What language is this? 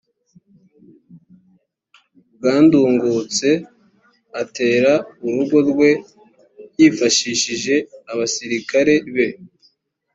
Kinyarwanda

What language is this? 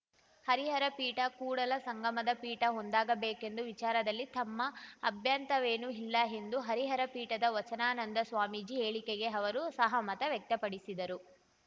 Kannada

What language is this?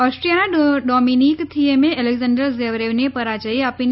Gujarati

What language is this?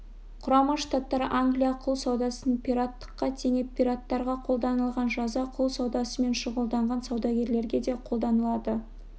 Kazakh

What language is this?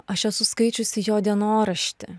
Lithuanian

